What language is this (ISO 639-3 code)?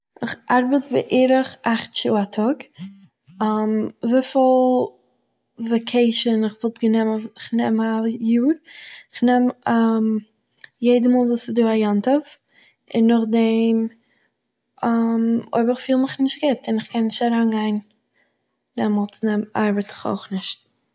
yid